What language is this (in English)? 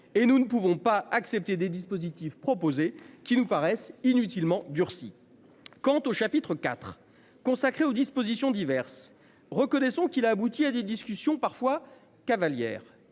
French